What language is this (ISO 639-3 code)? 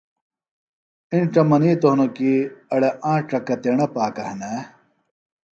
phl